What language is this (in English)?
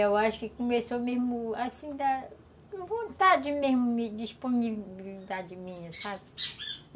Portuguese